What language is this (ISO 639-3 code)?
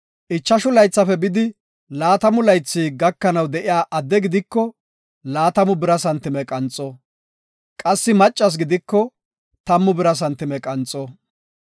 gof